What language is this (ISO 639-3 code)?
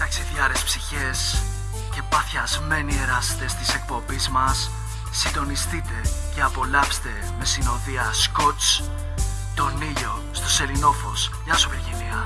ell